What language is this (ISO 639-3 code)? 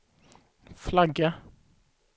swe